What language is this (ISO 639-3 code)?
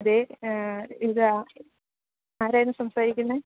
mal